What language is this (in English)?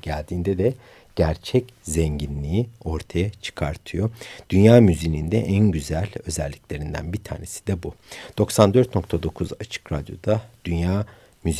Turkish